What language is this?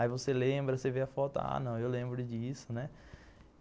Portuguese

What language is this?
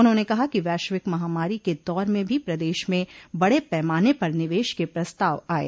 Hindi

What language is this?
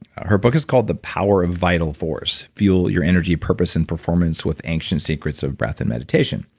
English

